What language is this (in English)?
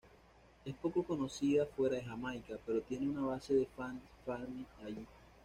Spanish